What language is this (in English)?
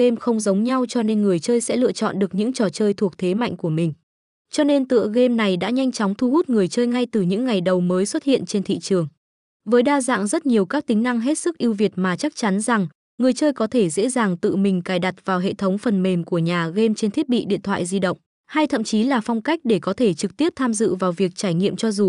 Vietnamese